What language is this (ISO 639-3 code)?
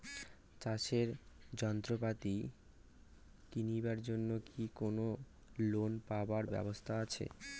ben